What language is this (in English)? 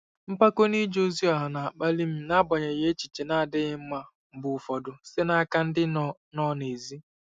Igbo